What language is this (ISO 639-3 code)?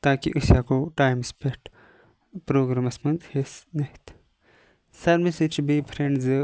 kas